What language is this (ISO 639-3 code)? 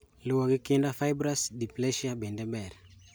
luo